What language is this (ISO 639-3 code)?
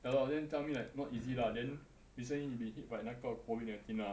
eng